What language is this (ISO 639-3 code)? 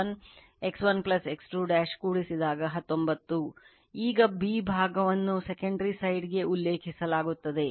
kan